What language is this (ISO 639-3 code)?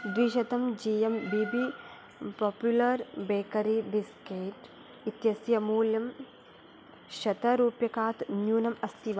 san